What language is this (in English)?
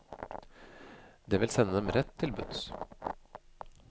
Norwegian